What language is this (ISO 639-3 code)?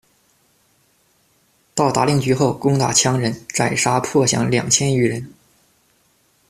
zho